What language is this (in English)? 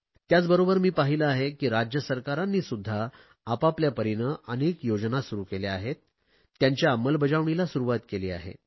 Marathi